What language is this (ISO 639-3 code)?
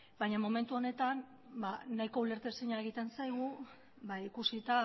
eus